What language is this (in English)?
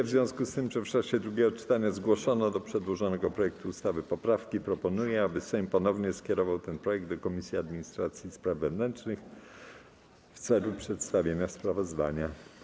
Polish